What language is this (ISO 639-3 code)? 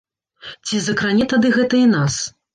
bel